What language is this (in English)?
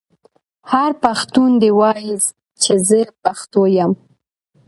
Pashto